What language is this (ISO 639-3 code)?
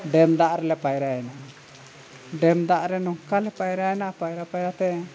sat